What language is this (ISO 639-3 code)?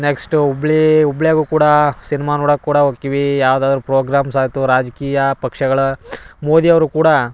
kan